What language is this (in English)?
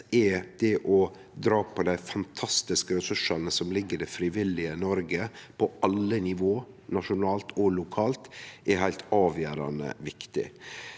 Norwegian